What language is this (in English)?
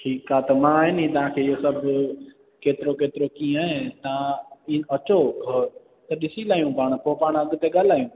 Sindhi